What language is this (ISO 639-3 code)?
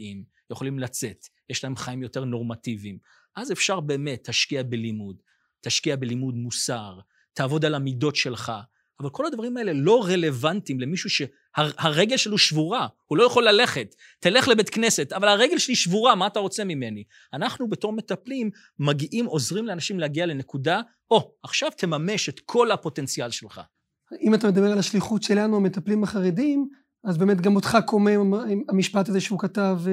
heb